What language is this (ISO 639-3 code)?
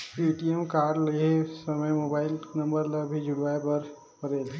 hne